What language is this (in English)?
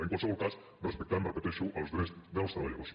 Catalan